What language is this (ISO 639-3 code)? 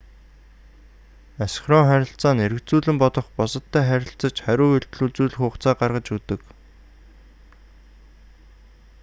mon